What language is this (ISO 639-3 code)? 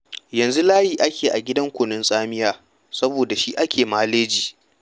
hau